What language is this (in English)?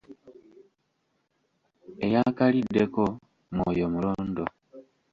Ganda